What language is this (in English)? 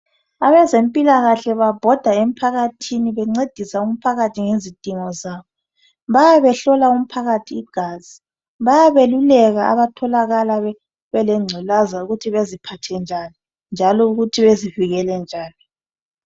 North Ndebele